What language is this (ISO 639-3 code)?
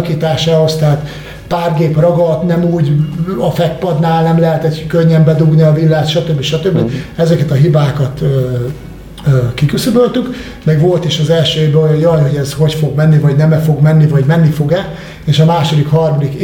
hun